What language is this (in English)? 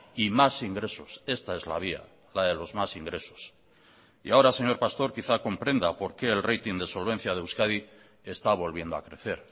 Spanish